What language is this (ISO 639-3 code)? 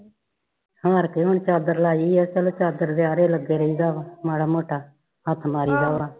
pan